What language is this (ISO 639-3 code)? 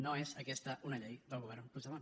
cat